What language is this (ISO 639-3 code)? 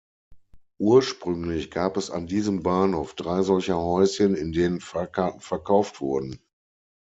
deu